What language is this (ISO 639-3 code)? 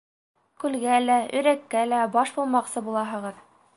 bak